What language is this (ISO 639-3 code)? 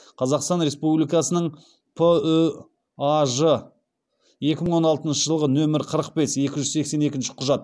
kaz